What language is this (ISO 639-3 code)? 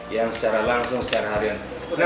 ind